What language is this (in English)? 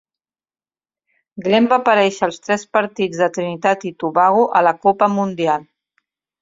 Catalan